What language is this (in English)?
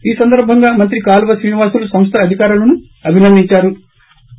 Telugu